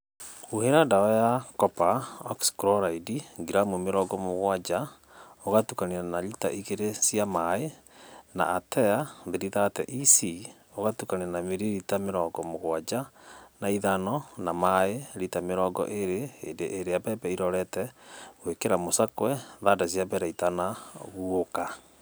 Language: Kikuyu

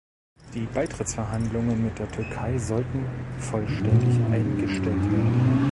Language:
German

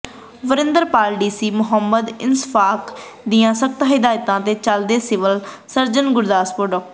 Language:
Punjabi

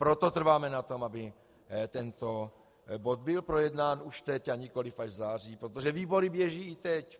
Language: Czech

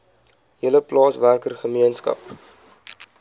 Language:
Afrikaans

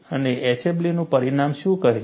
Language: Gujarati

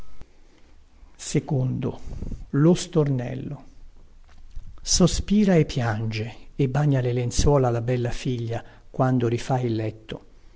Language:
Italian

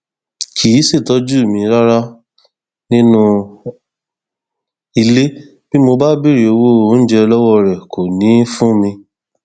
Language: Yoruba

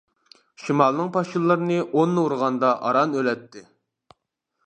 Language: Uyghur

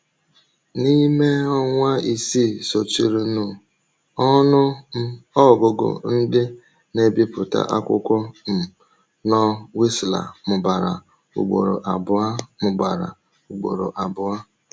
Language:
Igbo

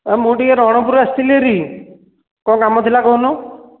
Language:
Odia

